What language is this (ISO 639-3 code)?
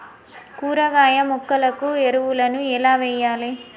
tel